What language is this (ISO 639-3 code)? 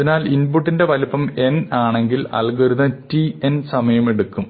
mal